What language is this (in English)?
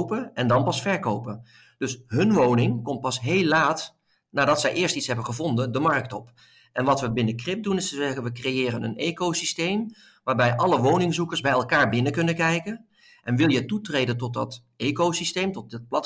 Dutch